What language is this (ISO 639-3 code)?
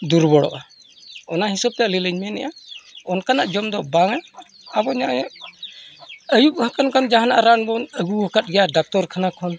sat